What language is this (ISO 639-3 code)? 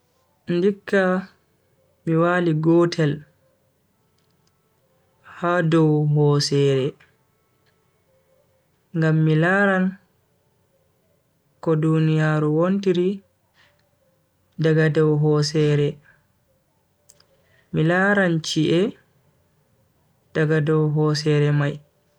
fui